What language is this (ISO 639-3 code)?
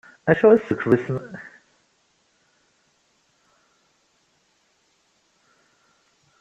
kab